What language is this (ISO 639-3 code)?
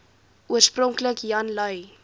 afr